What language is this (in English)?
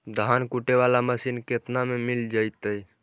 Magahi